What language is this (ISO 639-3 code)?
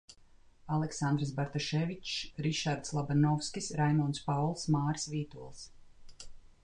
lav